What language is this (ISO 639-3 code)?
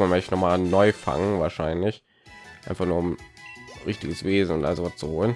deu